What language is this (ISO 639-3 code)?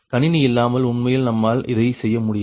tam